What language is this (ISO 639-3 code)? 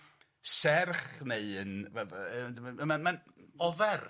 cym